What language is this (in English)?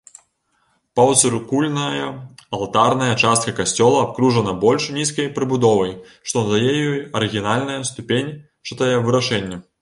Belarusian